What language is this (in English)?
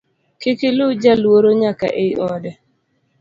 Luo (Kenya and Tanzania)